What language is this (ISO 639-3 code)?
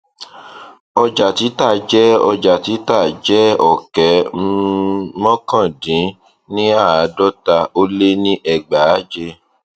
yor